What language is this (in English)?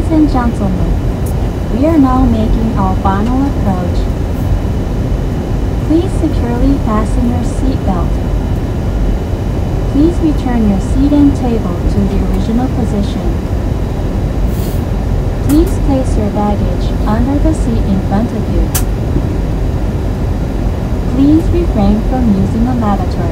Japanese